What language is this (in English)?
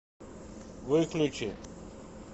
Russian